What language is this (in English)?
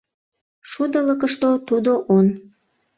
Mari